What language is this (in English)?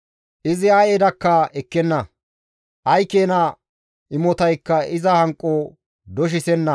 Gamo